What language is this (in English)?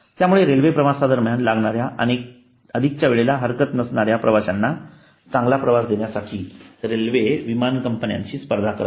Marathi